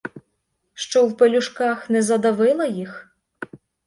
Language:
Ukrainian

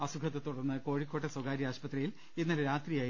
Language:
Malayalam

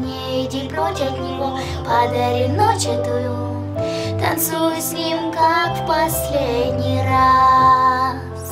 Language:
Russian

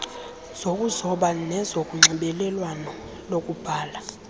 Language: Xhosa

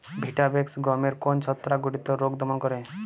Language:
Bangla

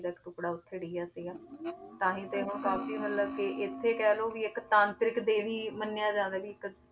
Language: Punjabi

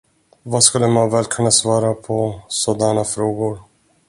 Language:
Swedish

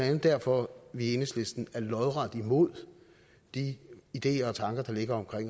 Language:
Danish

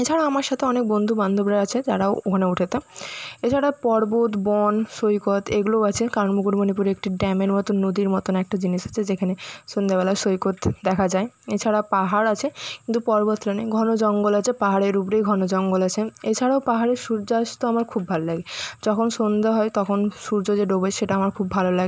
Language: Bangla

